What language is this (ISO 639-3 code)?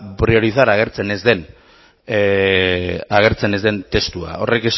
eus